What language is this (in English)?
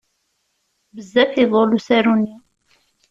Kabyle